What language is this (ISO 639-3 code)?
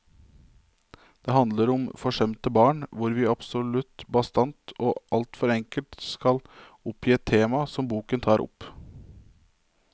nor